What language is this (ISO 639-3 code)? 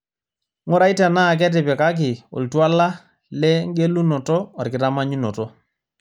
mas